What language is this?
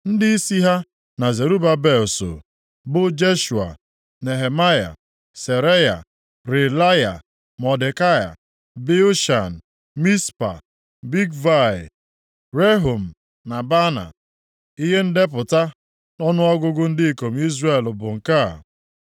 Igbo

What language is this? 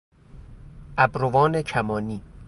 Persian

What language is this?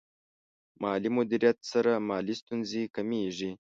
Pashto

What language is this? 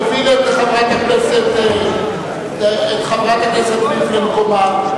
Hebrew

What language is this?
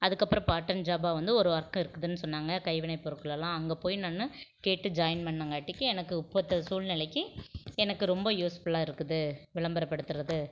Tamil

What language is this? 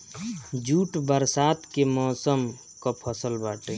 Bhojpuri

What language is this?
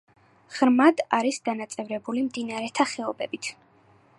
Georgian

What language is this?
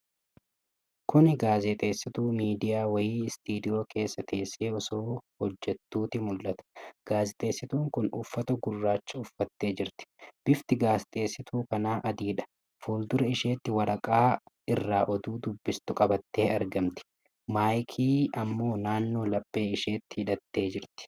Oromo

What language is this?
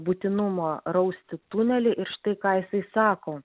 Lithuanian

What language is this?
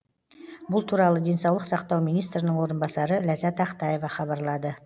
Kazakh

